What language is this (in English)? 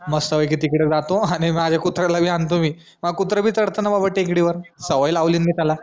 Marathi